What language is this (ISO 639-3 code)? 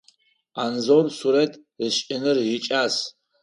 ady